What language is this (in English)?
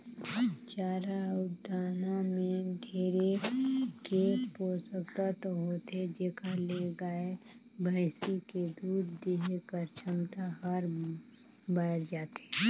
Chhattisgarhi